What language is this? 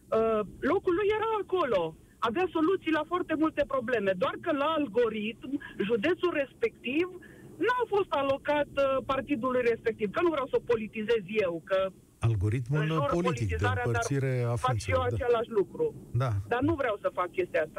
Romanian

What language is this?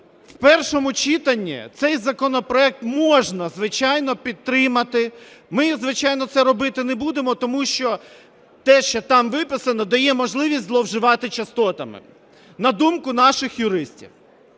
Ukrainian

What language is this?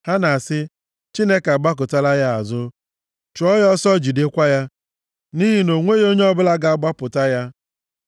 Igbo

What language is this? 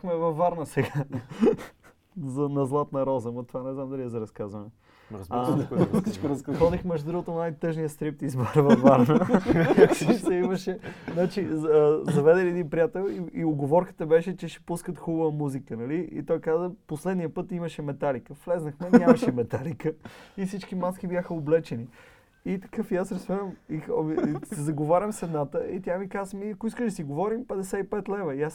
Bulgarian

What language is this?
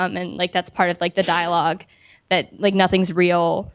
English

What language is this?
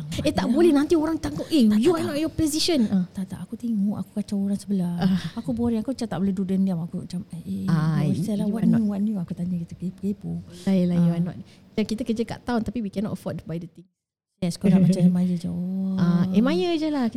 Malay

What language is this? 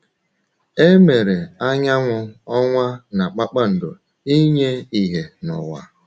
Igbo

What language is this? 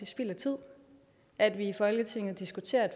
Danish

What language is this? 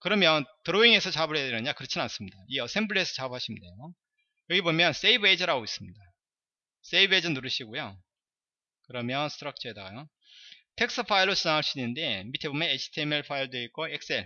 Korean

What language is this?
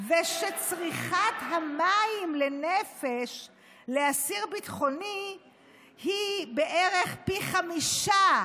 Hebrew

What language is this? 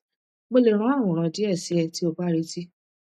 Yoruba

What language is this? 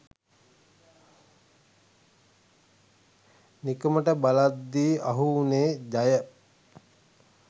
Sinhala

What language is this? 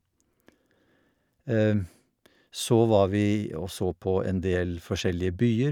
Norwegian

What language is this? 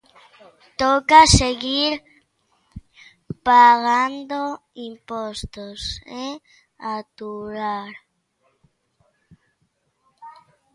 Galician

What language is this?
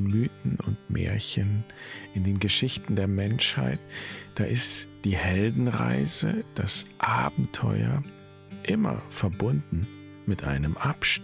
German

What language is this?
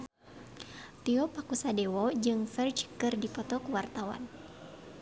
Sundanese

